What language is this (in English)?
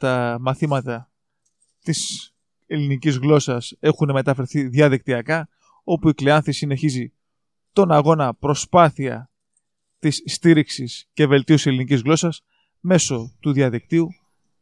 Greek